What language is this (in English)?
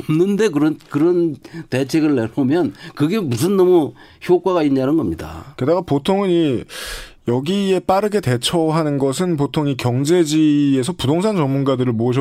Korean